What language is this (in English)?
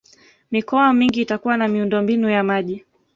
Swahili